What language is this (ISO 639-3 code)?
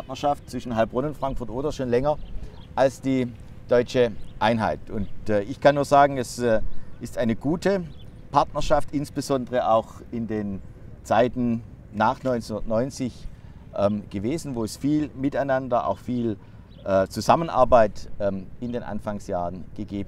deu